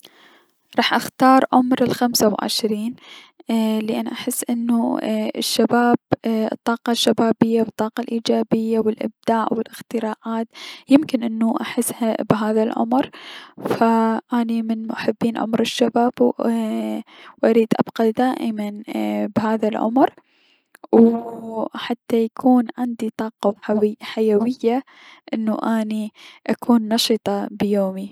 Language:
Mesopotamian Arabic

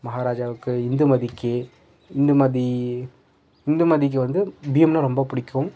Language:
Tamil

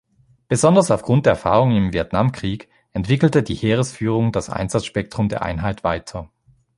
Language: German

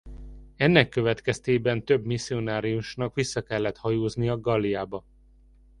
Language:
Hungarian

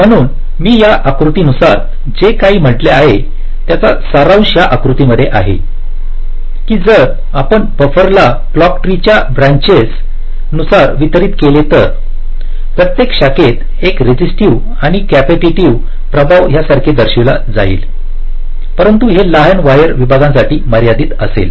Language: Marathi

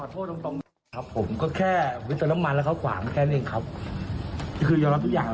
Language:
Thai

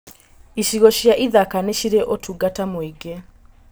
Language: Kikuyu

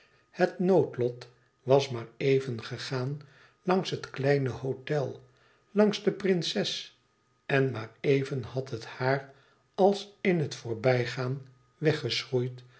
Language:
Dutch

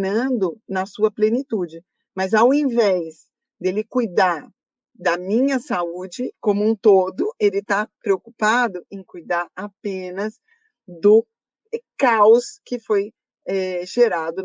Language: Portuguese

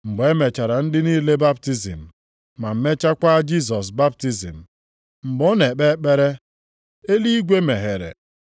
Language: Igbo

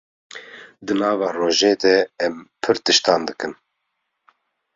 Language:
Kurdish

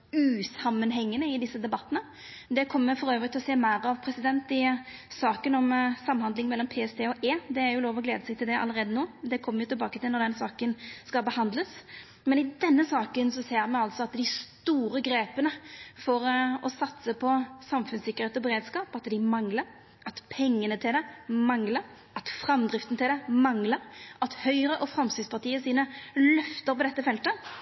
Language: Norwegian Nynorsk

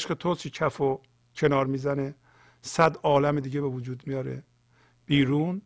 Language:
Persian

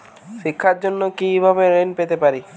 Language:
Bangla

